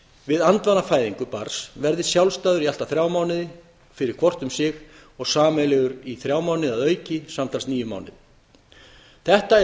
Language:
Icelandic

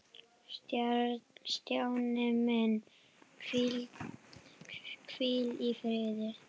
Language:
Icelandic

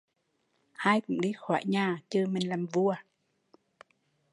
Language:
Vietnamese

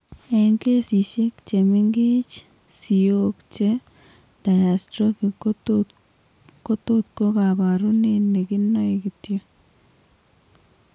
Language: Kalenjin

